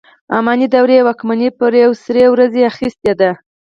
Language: Pashto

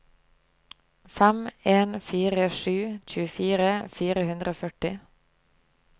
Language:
Norwegian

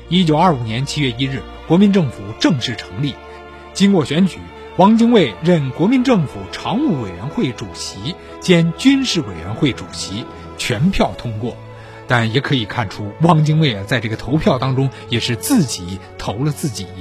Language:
Chinese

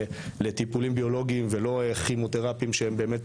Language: Hebrew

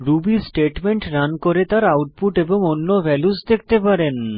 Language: Bangla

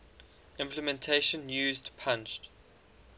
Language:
English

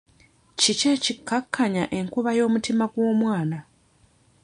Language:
Ganda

